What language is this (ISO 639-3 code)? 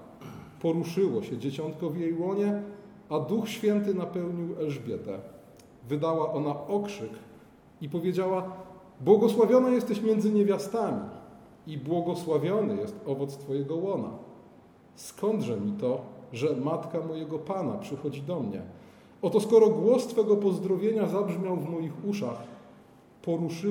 pol